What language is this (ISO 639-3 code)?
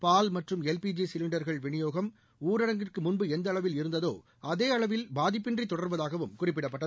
tam